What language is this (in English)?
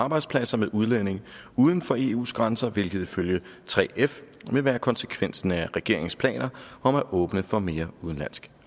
Danish